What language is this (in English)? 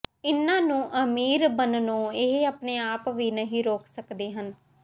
Punjabi